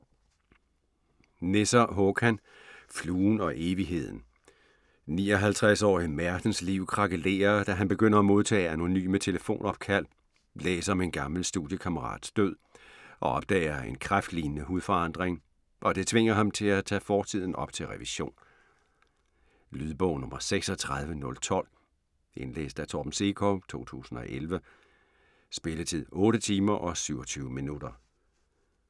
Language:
Danish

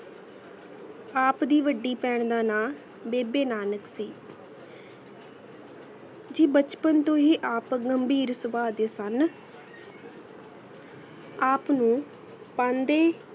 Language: Punjabi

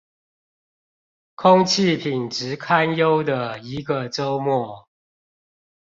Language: Chinese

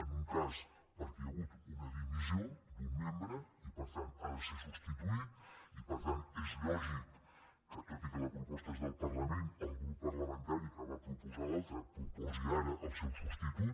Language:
Catalan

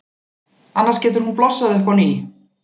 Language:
Icelandic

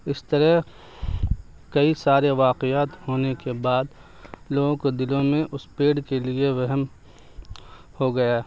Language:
Urdu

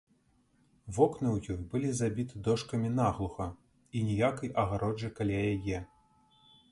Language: Belarusian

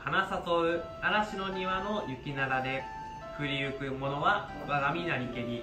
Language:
Japanese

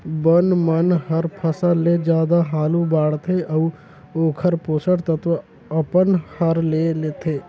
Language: Chhattisgarhi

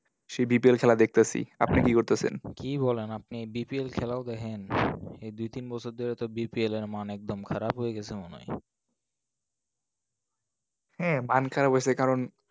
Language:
Bangla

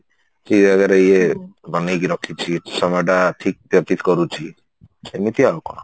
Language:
Odia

